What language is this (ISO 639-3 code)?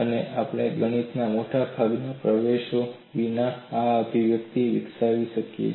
guj